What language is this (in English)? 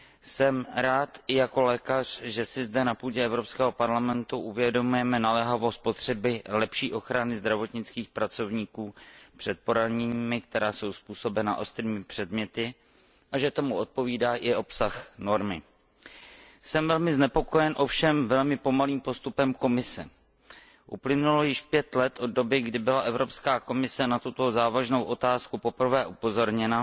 Czech